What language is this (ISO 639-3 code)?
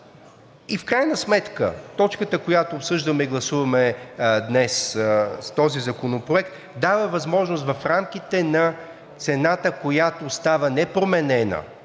bul